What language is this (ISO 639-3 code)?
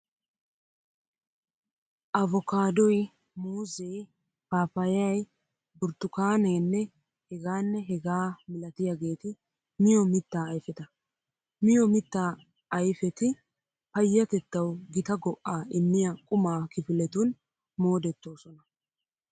wal